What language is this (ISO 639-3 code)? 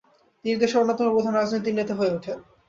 ben